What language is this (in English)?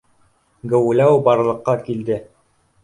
Bashkir